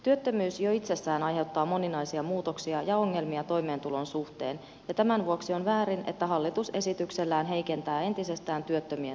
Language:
Finnish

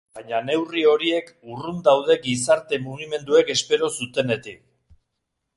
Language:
Basque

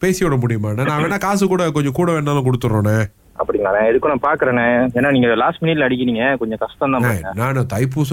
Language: Tamil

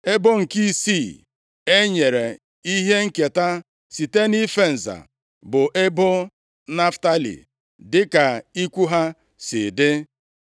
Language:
Igbo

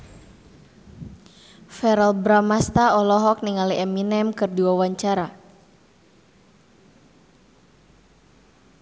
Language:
Sundanese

